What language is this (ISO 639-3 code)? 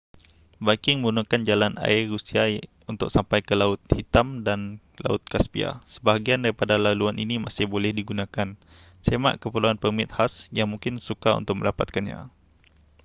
msa